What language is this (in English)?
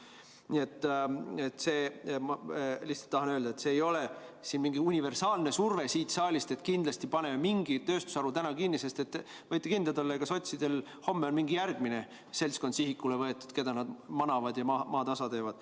Estonian